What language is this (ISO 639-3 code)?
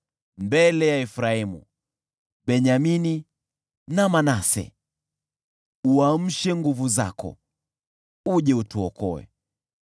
swa